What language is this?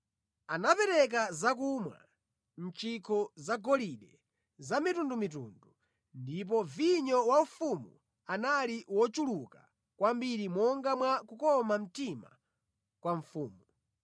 Nyanja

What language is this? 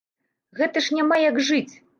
Belarusian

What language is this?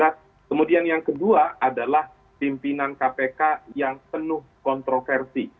Indonesian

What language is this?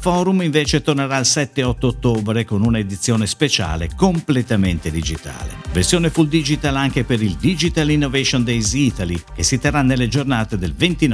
Italian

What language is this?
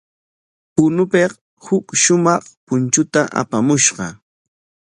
Corongo Ancash Quechua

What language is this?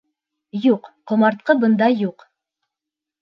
Bashkir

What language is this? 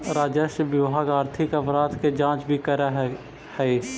Magahi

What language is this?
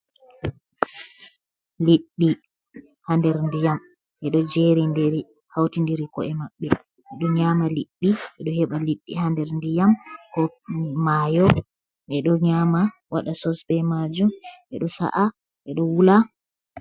Fula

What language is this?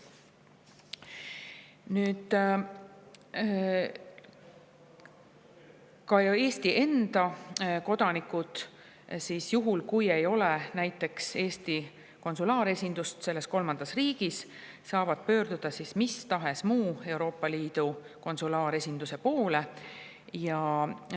Estonian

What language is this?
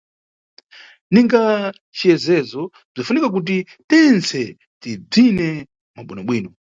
Nyungwe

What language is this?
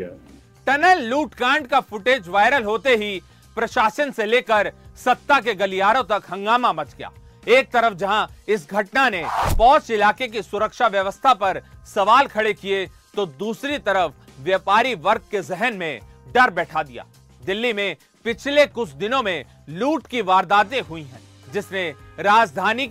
Hindi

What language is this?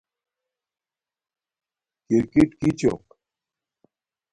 Domaaki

